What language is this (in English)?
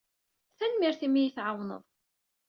Kabyle